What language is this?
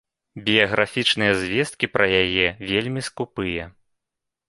Belarusian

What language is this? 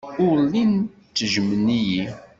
Kabyle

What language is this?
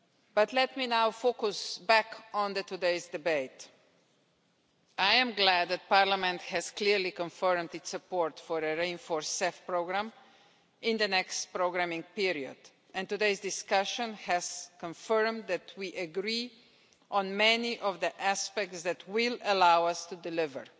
English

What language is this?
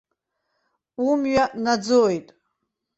Abkhazian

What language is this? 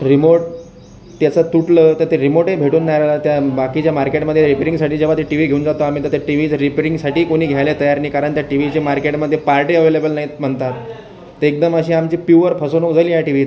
Marathi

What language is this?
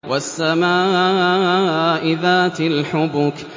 Arabic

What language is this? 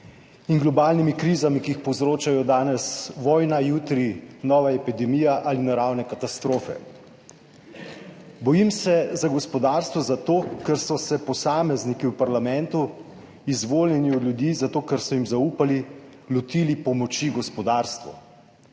Slovenian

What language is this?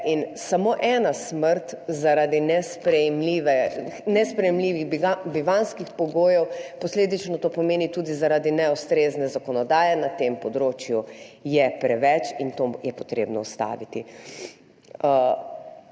Slovenian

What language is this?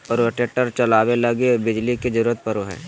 Magahi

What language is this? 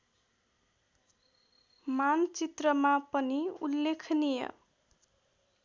Nepali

